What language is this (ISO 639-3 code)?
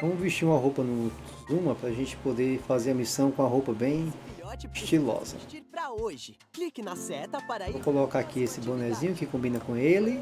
por